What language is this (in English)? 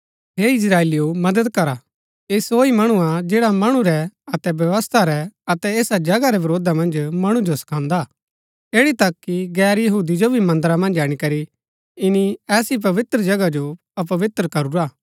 Gaddi